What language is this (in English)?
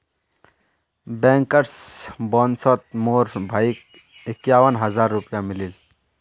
Magahi